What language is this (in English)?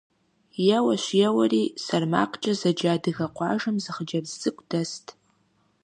Kabardian